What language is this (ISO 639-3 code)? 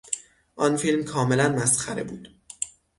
fas